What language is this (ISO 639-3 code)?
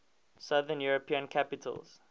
eng